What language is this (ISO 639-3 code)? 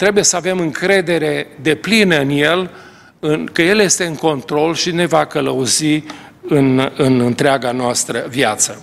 ron